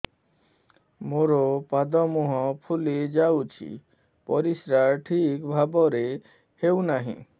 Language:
Odia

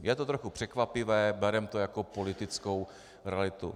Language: Czech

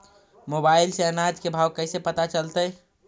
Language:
Magahi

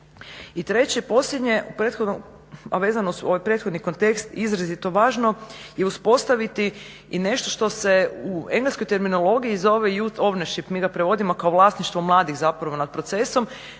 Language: Croatian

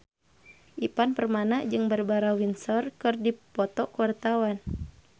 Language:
Sundanese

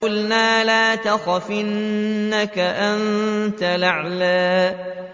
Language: Arabic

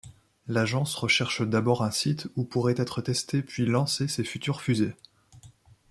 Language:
French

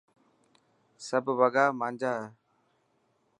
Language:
Dhatki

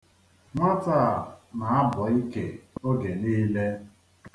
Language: Igbo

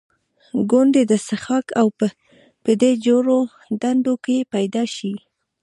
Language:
Pashto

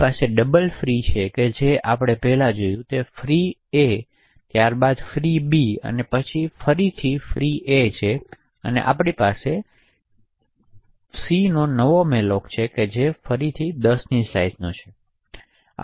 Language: Gujarati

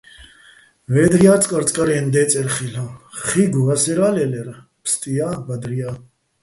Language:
Bats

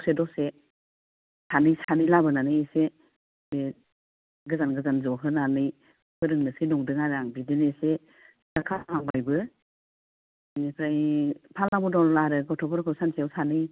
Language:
Bodo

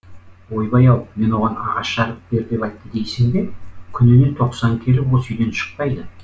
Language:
Kazakh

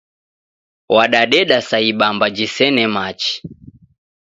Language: Taita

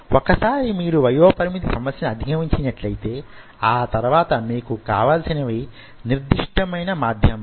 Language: Telugu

